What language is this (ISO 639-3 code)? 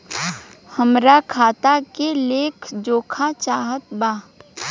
bho